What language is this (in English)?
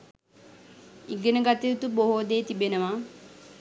Sinhala